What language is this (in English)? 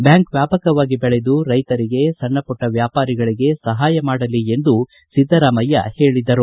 Kannada